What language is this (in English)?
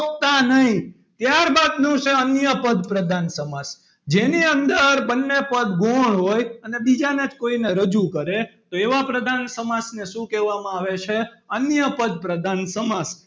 Gujarati